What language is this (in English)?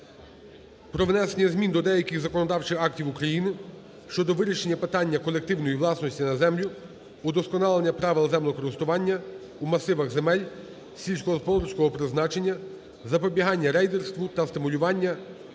Ukrainian